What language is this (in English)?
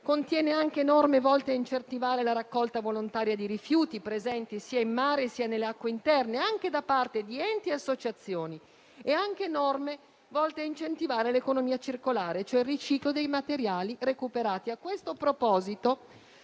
Italian